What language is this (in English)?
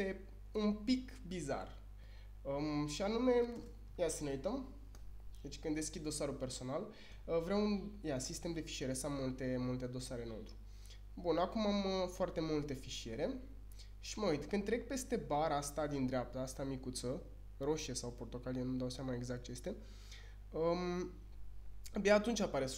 Romanian